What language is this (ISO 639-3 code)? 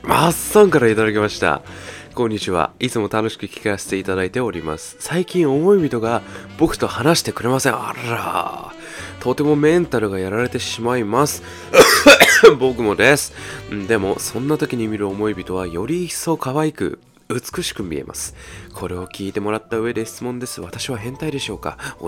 jpn